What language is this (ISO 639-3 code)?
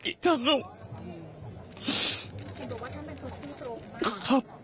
tha